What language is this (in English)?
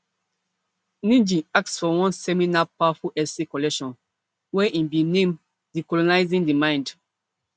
Nigerian Pidgin